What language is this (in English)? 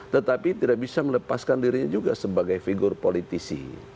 Indonesian